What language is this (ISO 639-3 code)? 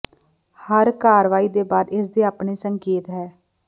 pan